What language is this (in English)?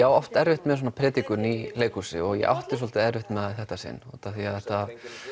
Icelandic